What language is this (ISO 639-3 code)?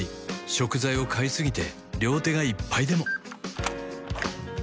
jpn